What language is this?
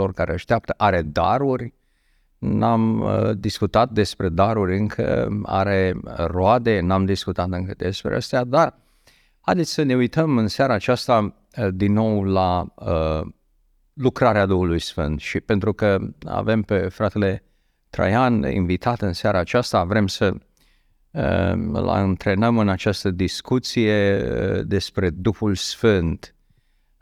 Romanian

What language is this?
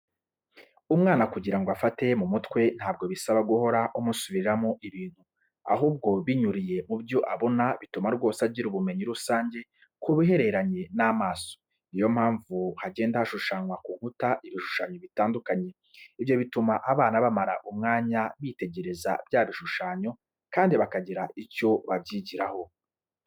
Kinyarwanda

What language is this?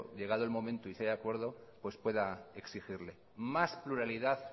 Spanish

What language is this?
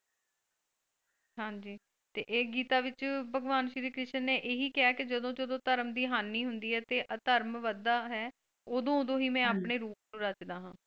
Punjabi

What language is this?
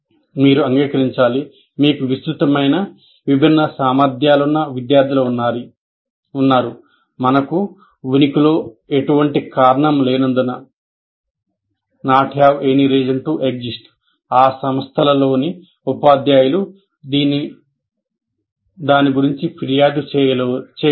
Telugu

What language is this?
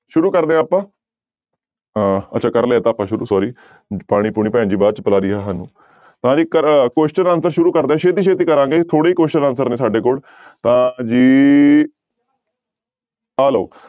Punjabi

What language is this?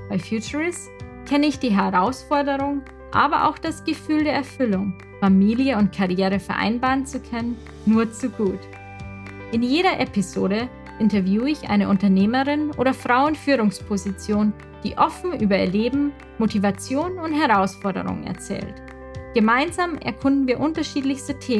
German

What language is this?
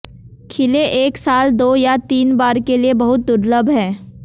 Hindi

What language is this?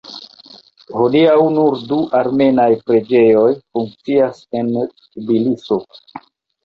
Esperanto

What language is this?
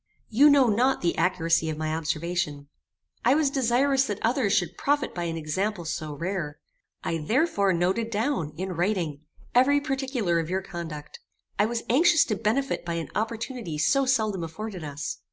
English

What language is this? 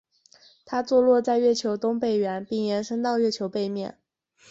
Chinese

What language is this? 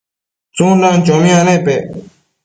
Matsés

